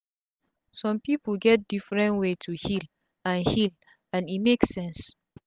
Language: Nigerian Pidgin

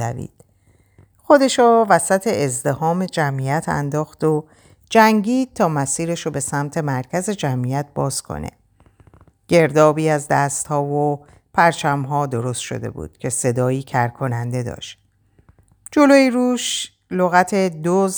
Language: Persian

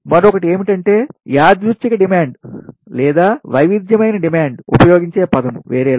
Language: Telugu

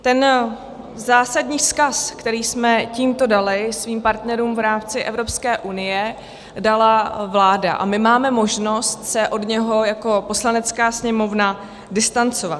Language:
Czech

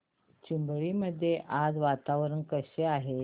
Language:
Marathi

